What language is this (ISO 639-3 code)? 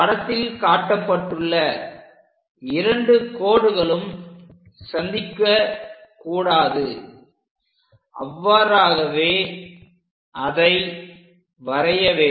tam